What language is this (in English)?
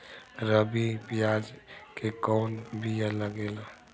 Bhojpuri